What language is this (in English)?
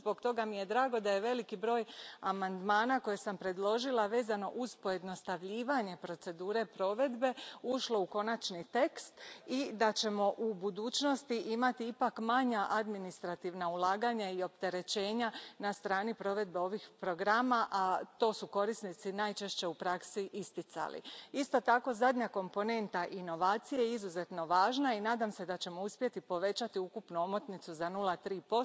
Croatian